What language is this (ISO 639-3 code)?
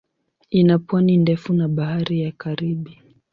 swa